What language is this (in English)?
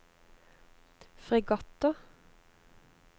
Norwegian